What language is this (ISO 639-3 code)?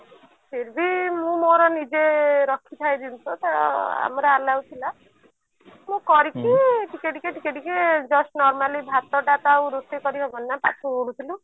ori